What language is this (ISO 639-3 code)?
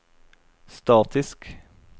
nor